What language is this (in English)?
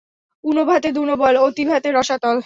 Bangla